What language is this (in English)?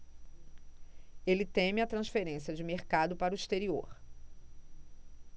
Portuguese